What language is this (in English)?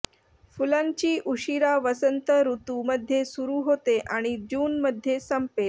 Marathi